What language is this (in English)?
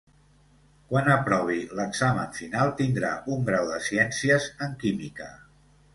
Catalan